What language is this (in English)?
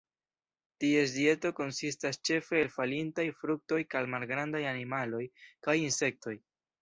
Esperanto